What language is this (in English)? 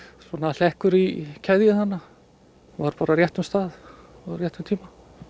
Icelandic